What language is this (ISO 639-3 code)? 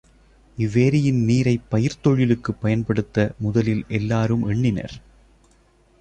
tam